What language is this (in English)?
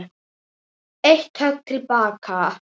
Icelandic